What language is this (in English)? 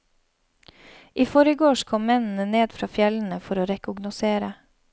Norwegian